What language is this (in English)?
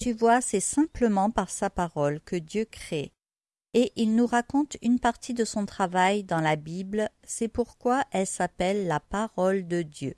French